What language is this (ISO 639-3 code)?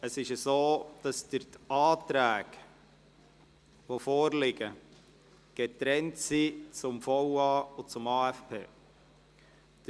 gsw